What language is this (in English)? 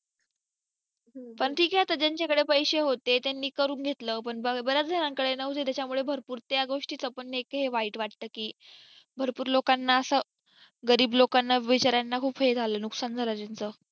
Marathi